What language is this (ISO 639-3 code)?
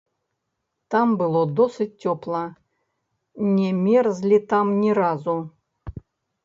bel